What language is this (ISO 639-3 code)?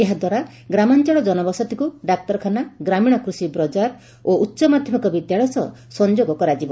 ori